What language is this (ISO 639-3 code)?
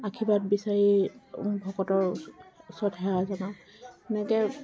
asm